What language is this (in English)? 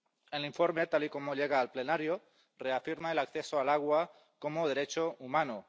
Spanish